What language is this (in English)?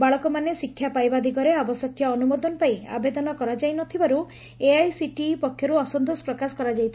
Odia